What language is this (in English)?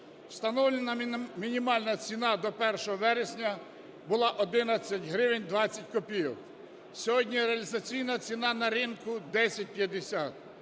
Ukrainian